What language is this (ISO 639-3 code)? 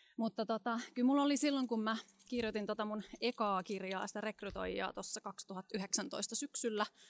fin